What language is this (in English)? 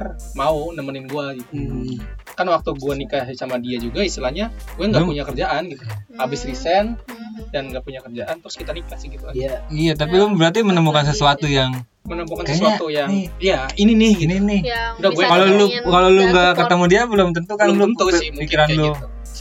Indonesian